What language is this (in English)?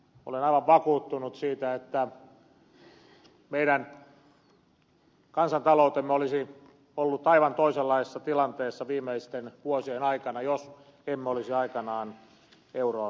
Finnish